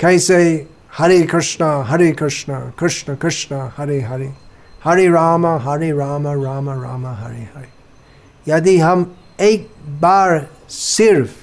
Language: Hindi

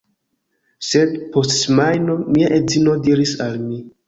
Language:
Esperanto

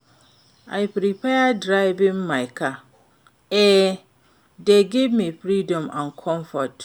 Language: Nigerian Pidgin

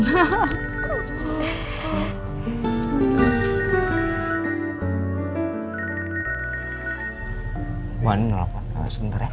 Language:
Indonesian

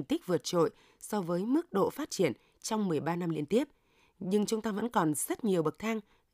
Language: Vietnamese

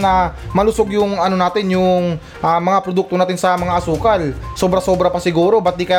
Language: Filipino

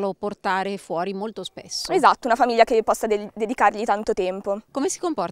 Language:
Italian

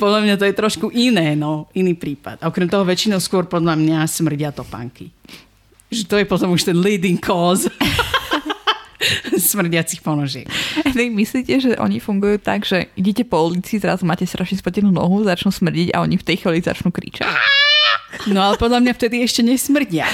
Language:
Slovak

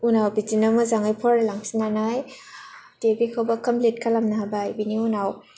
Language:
Bodo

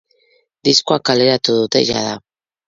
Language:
Basque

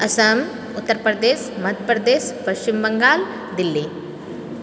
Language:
Maithili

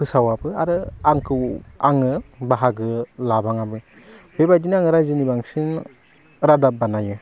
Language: Bodo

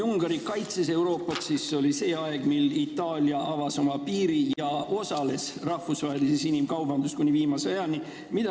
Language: Estonian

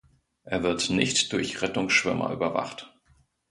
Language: German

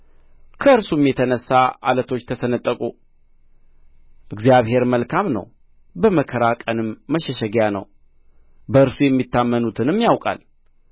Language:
Amharic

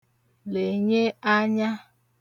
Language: Igbo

